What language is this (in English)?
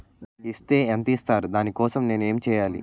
Telugu